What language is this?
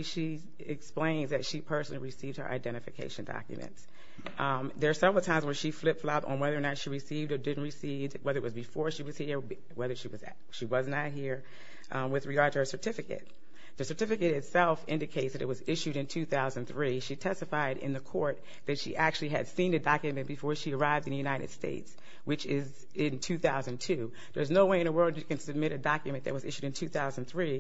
English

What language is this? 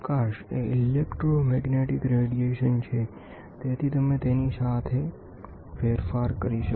Gujarati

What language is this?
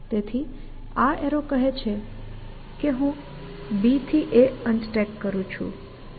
Gujarati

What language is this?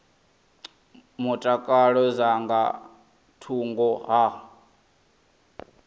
Venda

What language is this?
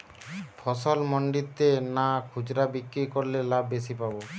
Bangla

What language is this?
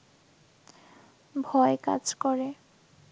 Bangla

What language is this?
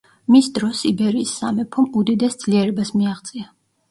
Georgian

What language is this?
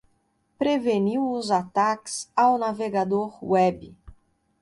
Portuguese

